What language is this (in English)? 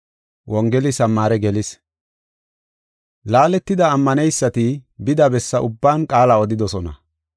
Gofa